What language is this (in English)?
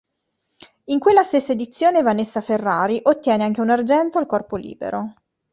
Italian